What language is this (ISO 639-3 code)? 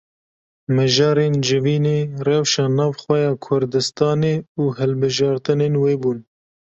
kur